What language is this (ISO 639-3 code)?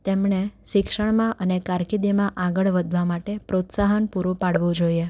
guj